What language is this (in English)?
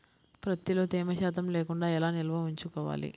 Telugu